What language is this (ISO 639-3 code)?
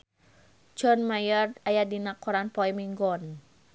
sun